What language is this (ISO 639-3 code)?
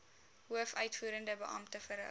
afr